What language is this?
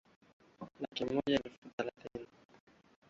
Swahili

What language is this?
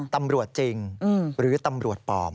Thai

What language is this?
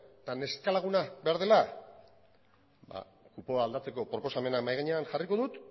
Basque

